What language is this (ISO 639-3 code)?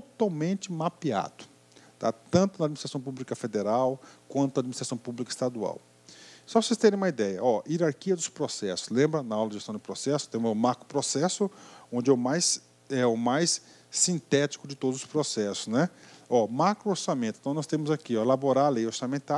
por